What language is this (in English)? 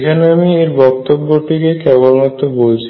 Bangla